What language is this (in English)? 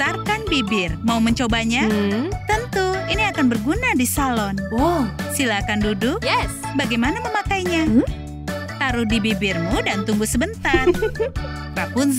Indonesian